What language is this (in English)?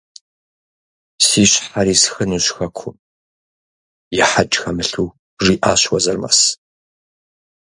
Kabardian